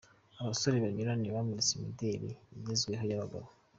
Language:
Kinyarwanda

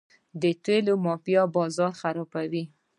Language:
Pashto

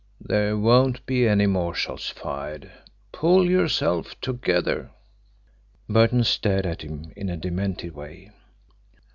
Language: English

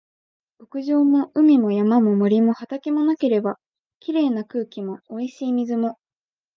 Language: Japanese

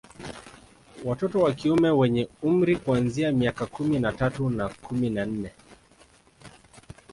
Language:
Swahili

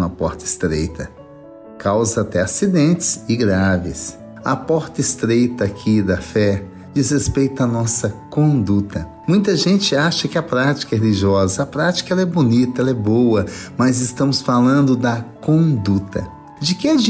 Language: Portuguese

